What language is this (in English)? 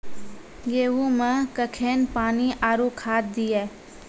Maithili